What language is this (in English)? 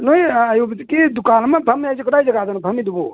Manipuri